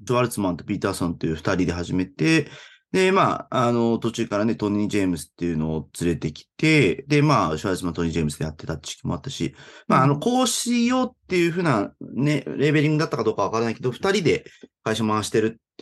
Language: Japanese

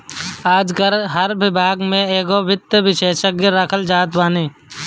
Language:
Bhojpuri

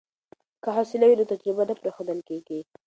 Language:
Pashto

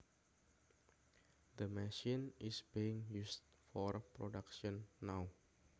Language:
Javanese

